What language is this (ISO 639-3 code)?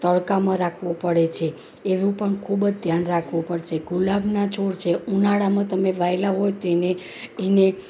guj